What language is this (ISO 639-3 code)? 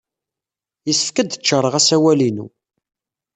kab